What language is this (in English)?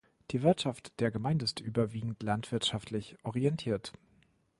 German